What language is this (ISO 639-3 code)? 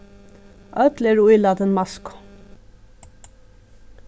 fao